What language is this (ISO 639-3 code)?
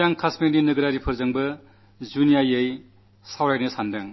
mal